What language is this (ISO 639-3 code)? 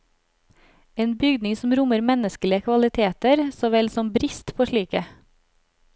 nor